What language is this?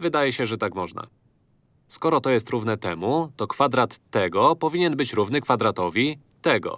Polish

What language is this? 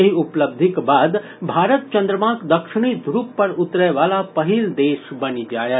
Maithili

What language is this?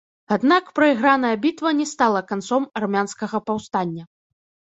Belarusian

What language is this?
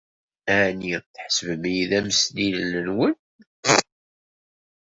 Kabyle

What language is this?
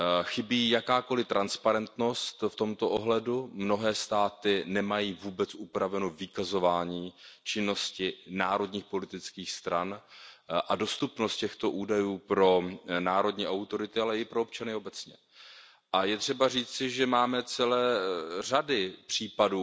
Czech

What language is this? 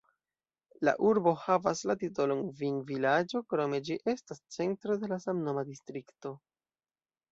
Esperanto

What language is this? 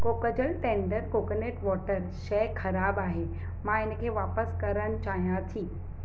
Sindhi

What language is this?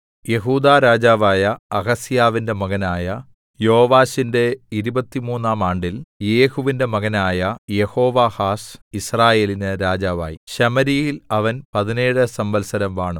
Malayalam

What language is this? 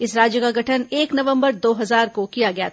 Hindi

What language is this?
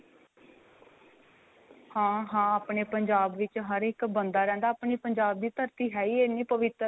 Punjabi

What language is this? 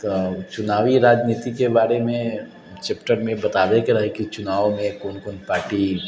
Maithili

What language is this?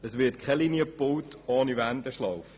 Swiss German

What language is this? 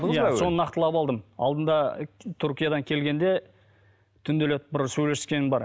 Kazakh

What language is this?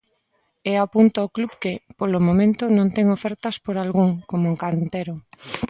Galician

